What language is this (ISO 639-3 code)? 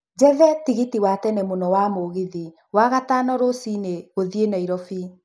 kik